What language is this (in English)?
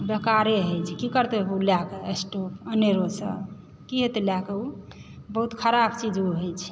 Maithili